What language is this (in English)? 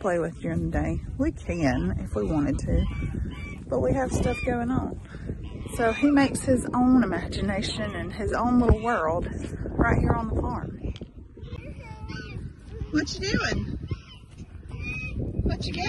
English